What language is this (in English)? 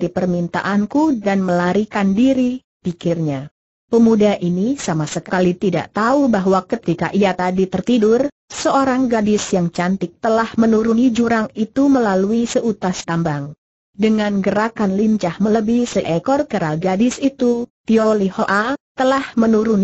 Indonesian